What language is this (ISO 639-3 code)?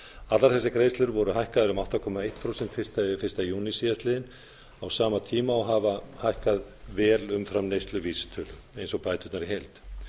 isl